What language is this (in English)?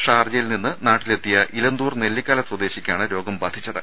Malayalam